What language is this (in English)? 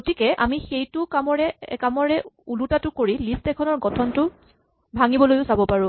Assamese